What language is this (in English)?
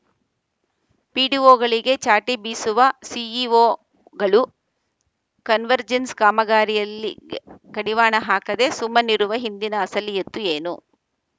Kannada